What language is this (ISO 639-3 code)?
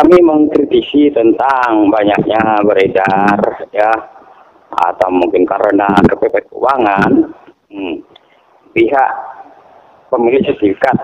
ind